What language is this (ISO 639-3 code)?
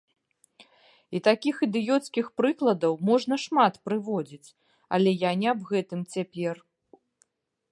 bel